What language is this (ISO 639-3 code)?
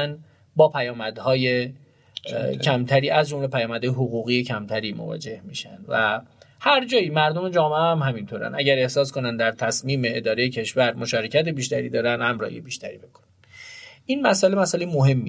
fas